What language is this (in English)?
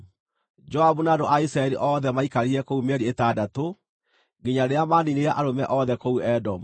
Kikuyu